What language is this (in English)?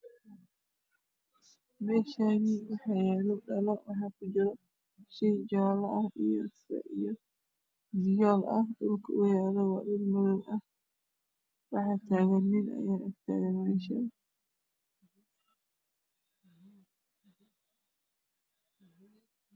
Somali